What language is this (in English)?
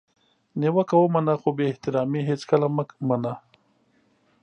Pashto